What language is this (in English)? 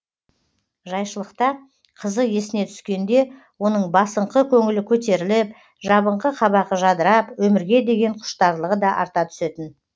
Kazakh